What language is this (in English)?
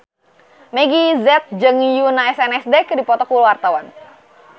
Sundanese